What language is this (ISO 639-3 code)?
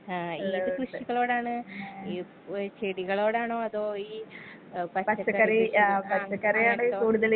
mal